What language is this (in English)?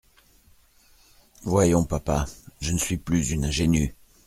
French